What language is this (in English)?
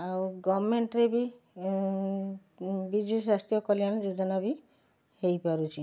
Odia